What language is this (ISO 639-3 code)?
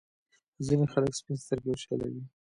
pus